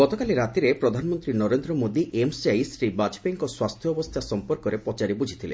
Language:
Odia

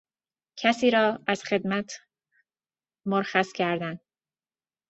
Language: Persian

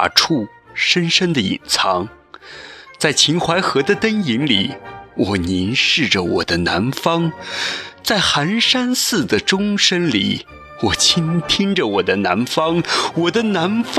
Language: Chinese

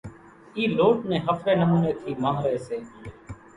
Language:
Kachi Koli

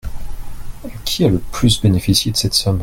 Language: French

